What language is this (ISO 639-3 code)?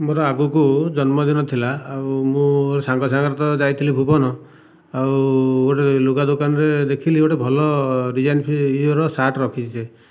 ori